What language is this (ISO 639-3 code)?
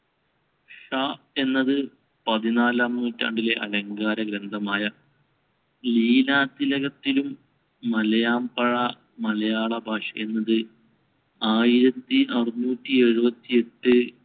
mal